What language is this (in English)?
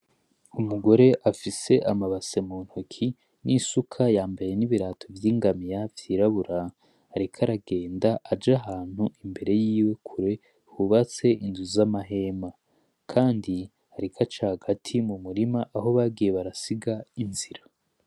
Rundi